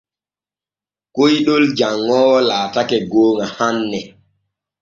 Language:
Borgu Fulfulde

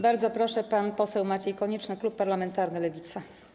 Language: Polish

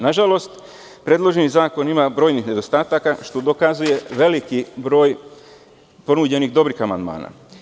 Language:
Serbian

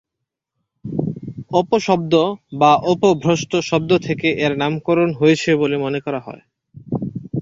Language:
Bangla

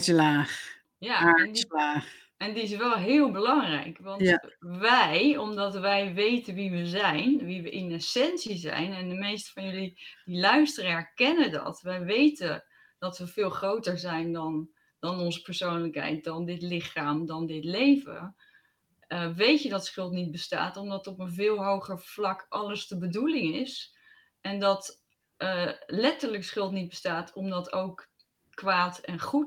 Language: Dutch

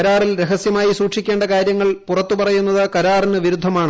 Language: Malayalam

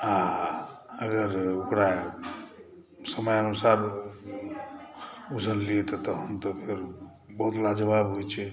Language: Maithili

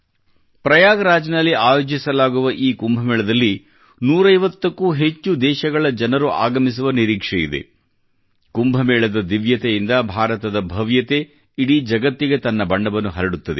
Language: Kannada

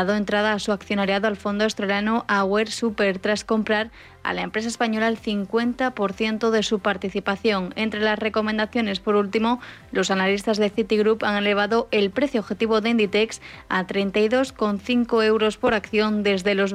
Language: Spanish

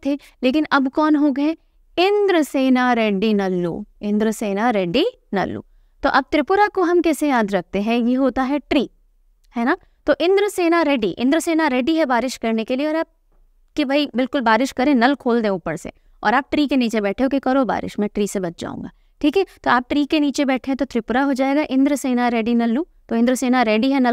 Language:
Hindi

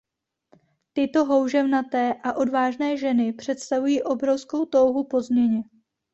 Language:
Czech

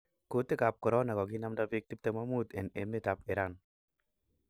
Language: Kalenjin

